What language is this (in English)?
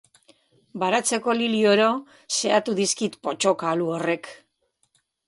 Basque